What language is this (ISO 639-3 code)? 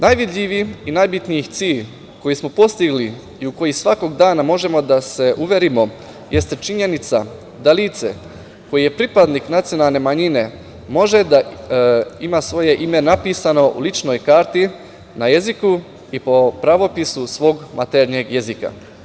srp